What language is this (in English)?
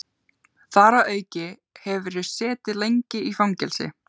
Icelandic